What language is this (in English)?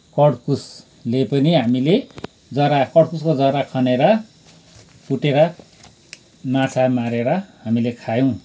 Nepali